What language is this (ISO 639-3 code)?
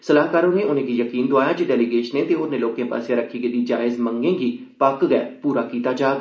doi